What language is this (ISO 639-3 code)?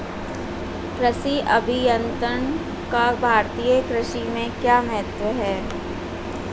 hin